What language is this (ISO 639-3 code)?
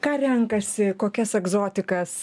lit